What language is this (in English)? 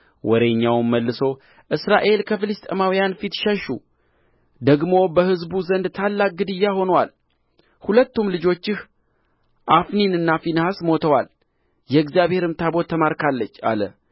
Amharic